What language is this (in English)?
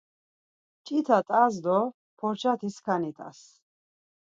Laz